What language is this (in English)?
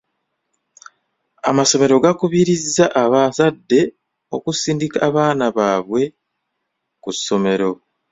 Ganda